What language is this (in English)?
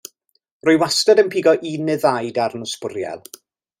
Welsh